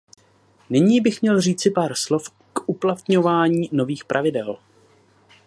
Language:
Czech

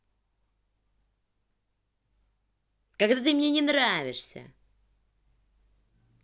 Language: Russian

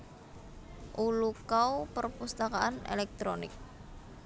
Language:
Javanese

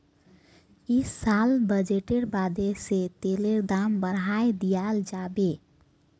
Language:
Magahi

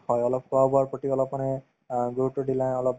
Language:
Assamese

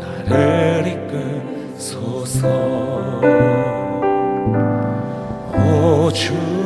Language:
Korean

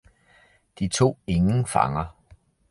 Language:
Danish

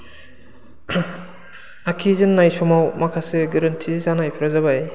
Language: Bodo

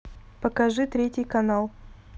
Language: Russian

